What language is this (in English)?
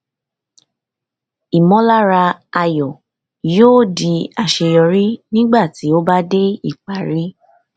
Yoruba